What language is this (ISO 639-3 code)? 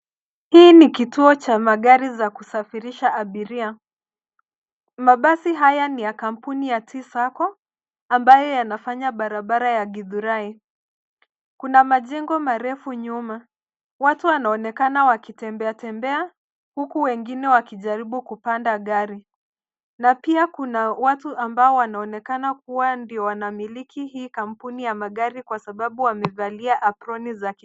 swa